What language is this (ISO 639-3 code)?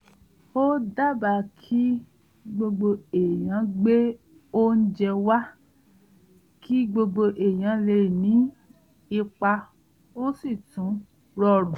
yor